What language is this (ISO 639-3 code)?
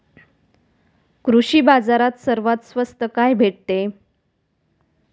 mar